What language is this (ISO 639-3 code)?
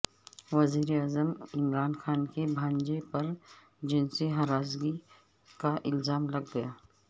urd